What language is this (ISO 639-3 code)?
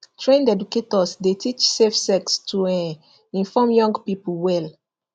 pcm